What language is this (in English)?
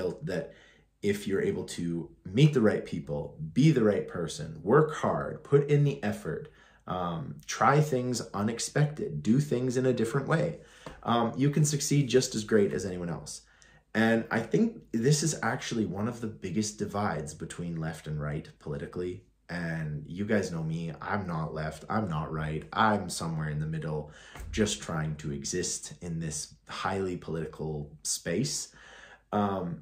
English